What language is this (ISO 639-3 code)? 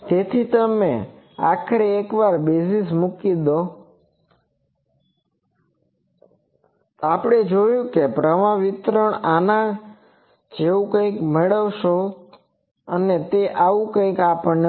guj